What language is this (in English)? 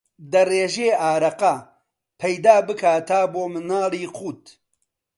Central Kurdish